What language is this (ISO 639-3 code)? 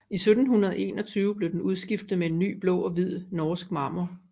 dan